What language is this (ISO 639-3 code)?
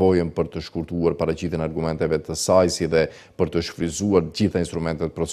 ron